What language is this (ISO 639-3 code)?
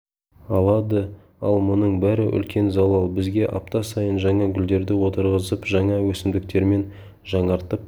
kaz